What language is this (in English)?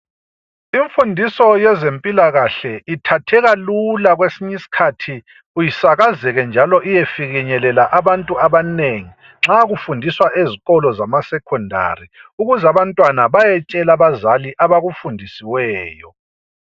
North Ndebele